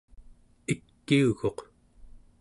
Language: Central Yupik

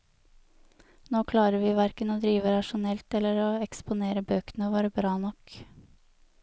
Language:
Norwegian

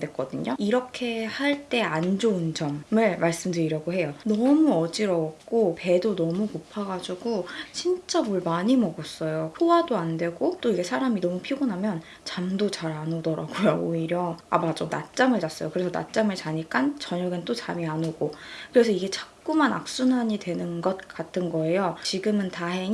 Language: Korean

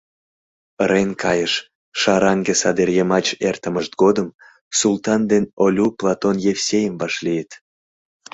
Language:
Mari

